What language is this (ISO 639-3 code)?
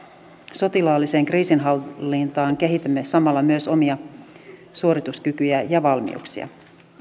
fin